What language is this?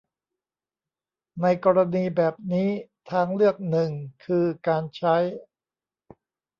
Thai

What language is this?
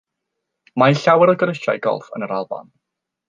Welsh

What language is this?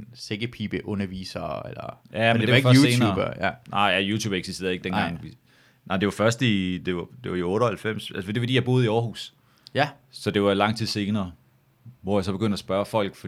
Danish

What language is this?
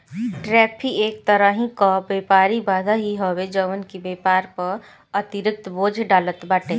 Bhojpuri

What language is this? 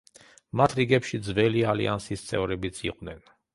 Georgian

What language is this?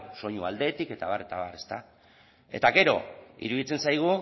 Basque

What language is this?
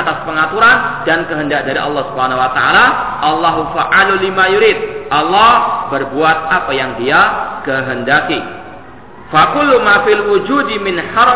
Malay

